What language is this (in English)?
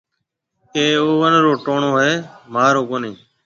Marwari (Pakistan)